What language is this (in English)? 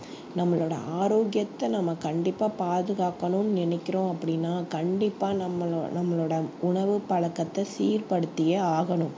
Tamil